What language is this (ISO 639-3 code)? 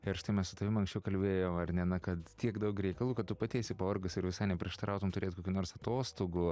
lit